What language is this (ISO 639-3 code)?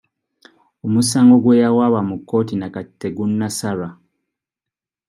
lug